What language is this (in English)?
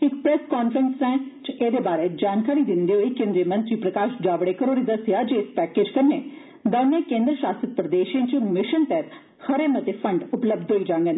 Dogri